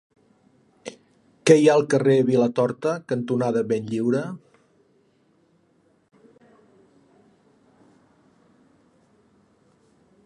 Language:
Catalan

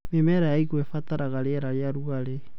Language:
Kikuyu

